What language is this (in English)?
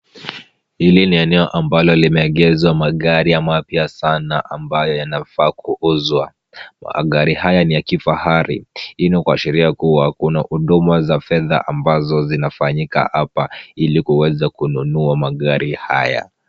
Swahili